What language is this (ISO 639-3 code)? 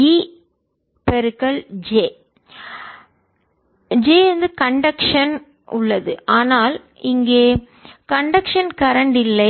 tam